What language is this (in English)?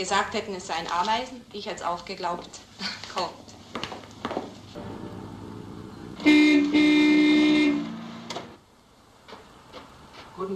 German